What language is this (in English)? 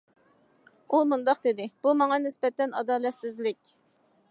Uyghur